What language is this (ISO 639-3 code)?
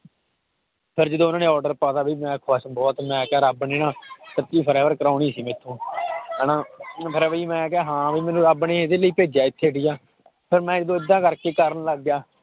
pan